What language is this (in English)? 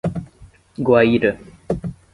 Portuguese